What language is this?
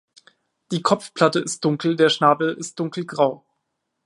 German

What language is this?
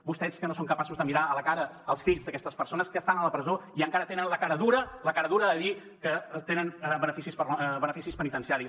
Catalan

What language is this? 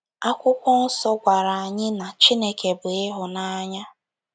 Igbo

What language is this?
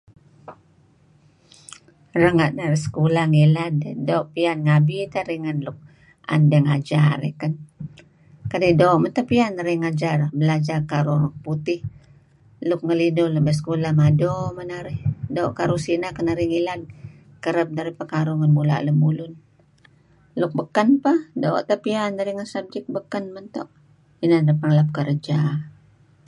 Kelabit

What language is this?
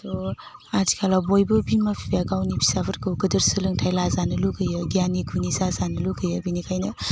Bodo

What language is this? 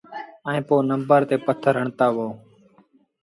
Sindhi Bhil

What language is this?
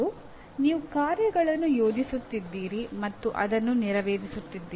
Kannada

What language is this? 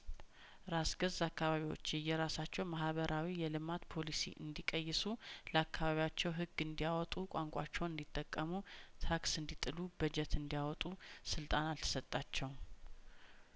Amharic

